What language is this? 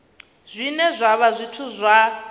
Venda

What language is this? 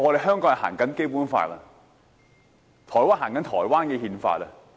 Cantonese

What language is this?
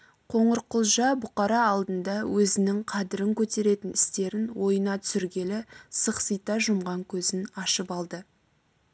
Kazakh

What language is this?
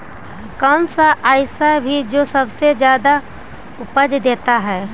Magahi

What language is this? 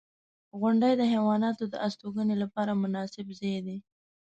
Pashto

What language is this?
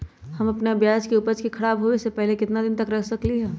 Magahi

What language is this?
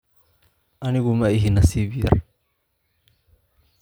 Somali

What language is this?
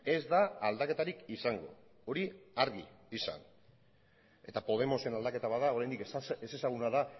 Basque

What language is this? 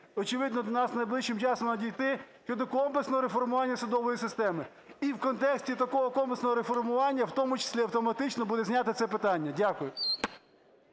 Ukrainian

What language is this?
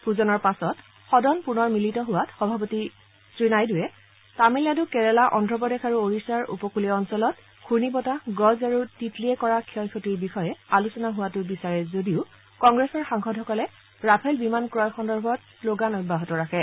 Assamese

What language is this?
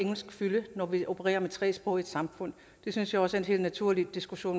Danish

